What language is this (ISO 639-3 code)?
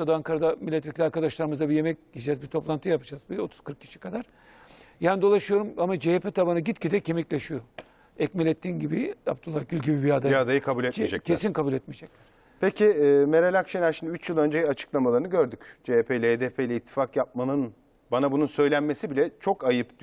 tur